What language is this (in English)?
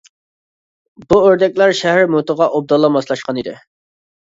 Uyghur